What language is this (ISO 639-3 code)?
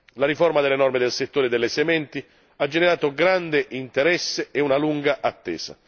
ita